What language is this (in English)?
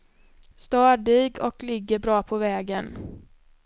Swedish